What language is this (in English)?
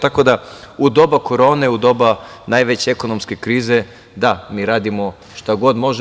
Serbian